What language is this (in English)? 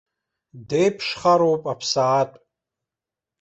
Abkhazian